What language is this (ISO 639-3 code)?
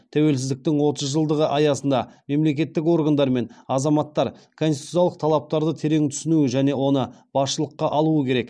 kaz